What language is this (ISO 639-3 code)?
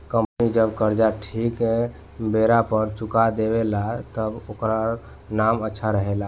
bho